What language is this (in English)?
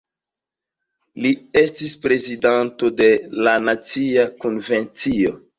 Esperanto